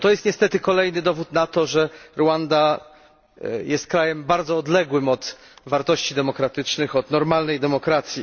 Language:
Polish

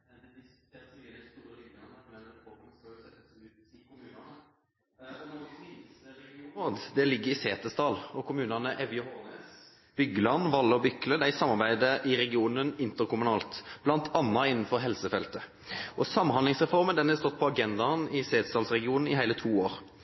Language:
Norwegian Bokmål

